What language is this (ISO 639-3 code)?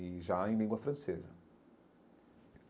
por